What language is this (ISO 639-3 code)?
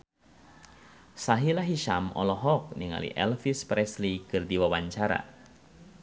sun